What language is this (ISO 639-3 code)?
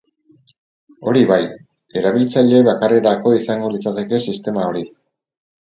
eus